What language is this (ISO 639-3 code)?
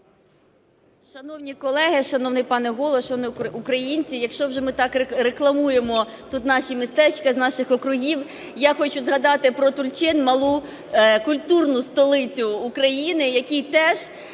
ukr